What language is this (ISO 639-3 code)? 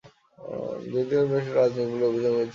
ben